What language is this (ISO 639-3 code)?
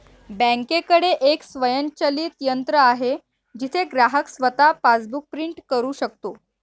mar